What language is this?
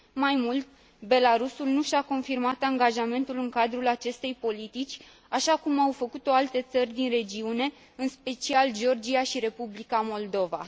Romanian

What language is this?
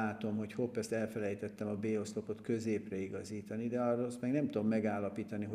Hungarian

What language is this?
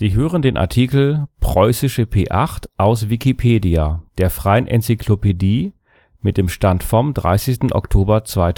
German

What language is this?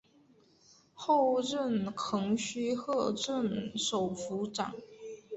Chinese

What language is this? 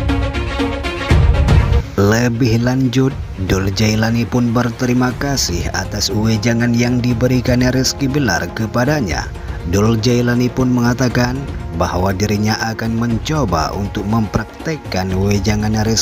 Indonesian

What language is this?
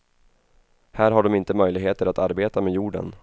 Swedish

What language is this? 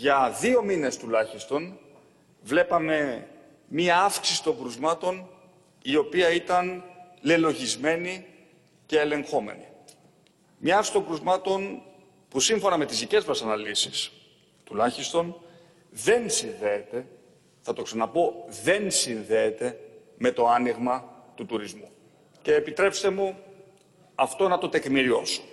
Greek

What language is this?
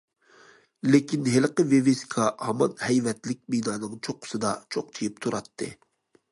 Uyghur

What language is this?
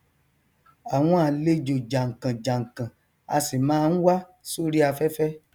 Yoruba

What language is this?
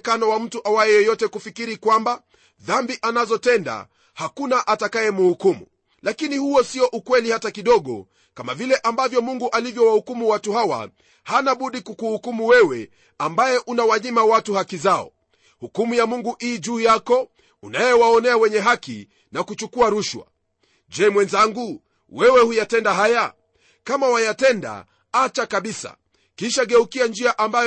Swahili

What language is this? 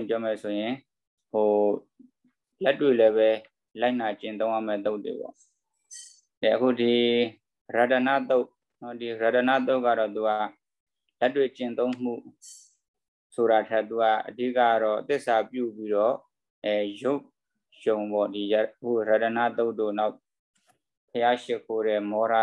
Indonesian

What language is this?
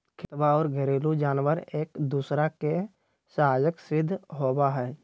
Magahi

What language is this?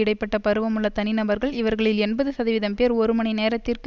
Tamil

